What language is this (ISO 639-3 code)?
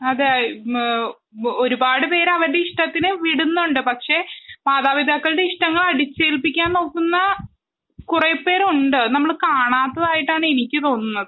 mal